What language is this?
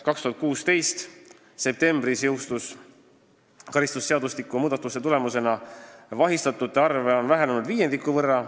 Estonian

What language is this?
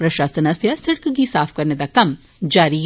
Dogri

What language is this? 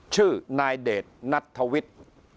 Thai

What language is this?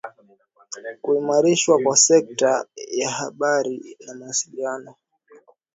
Swahili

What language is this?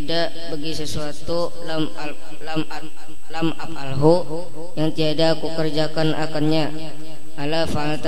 Indonesian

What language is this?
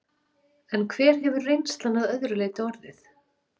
Icelandic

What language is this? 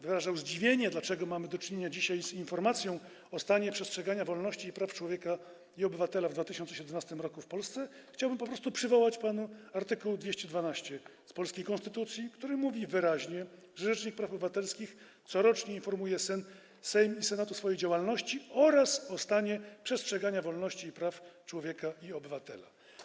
Polish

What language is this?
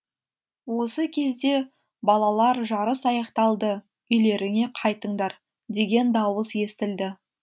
Kazakh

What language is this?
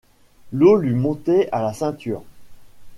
French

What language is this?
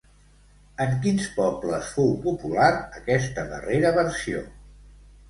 Catalan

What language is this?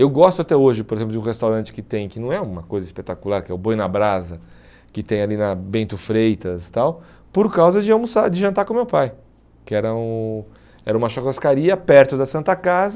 Portuguese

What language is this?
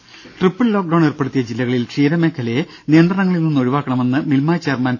Malayalam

